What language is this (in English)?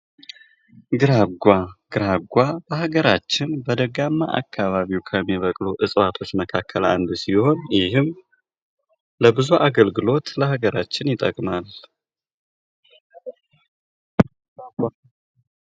Amharic